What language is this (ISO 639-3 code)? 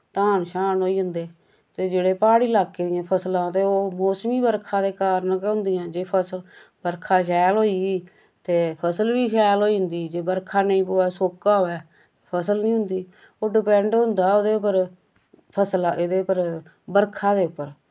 doi